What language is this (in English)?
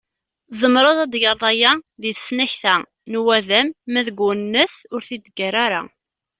Kabyle